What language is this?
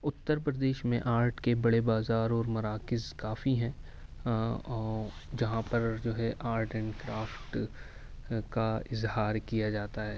Urdu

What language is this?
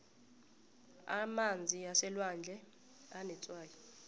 South Ndebele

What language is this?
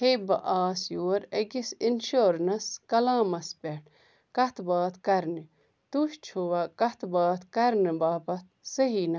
Kashmiri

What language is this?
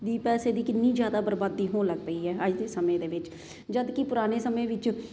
Punjabi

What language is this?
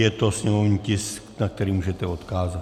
Czech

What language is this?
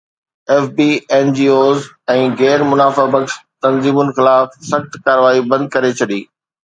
Sindhi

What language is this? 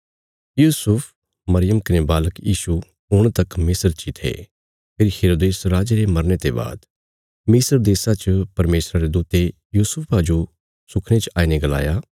Bilaspuri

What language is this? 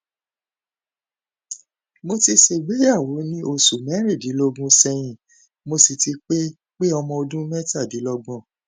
Yoruba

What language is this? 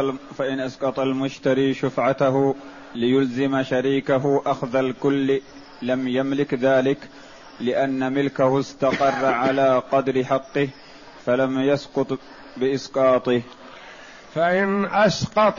Arabic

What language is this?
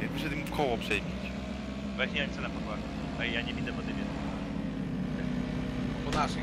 Polish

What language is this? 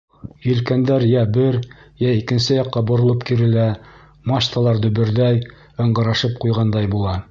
Bashkir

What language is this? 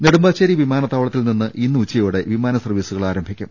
Malayalam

